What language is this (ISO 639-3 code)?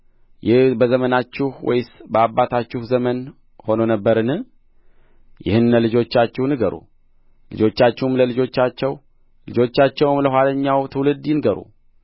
amh